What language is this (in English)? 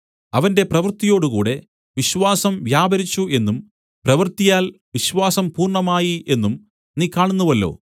Malayalam